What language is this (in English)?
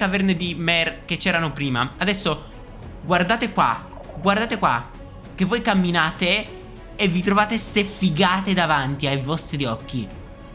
Italian